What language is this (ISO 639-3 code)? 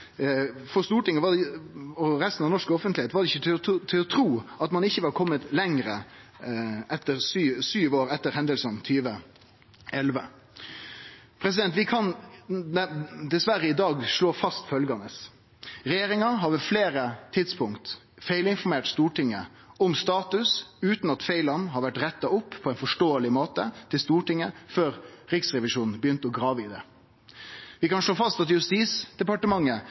nno